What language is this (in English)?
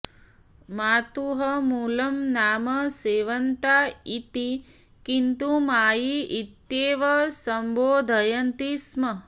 Sanskrit